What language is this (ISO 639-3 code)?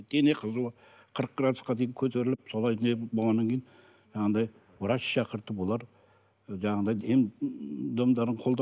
kaz